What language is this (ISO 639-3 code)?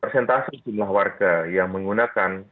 ind